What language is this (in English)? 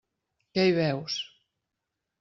Catalan